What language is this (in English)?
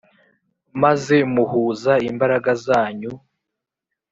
Kinyarwanda